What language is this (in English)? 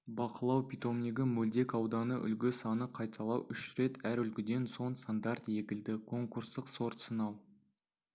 Kazakh